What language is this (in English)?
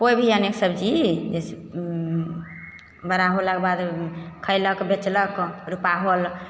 Maithili